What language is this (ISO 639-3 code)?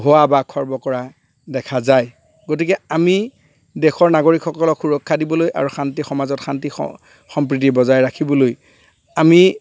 asm